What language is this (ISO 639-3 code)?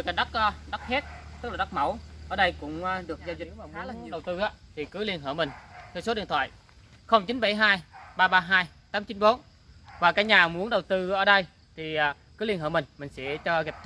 vie